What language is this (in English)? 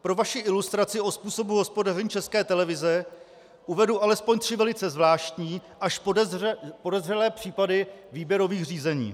Czech